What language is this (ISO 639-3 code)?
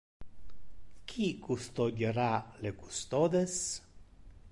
ina